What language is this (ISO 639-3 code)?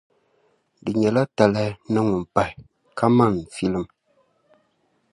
dag